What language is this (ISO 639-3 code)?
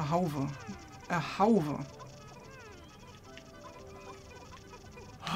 deu